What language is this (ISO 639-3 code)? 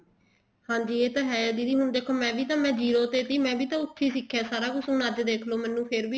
pan